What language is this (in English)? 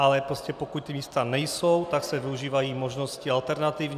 Czech